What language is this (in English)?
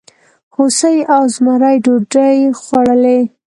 Pashto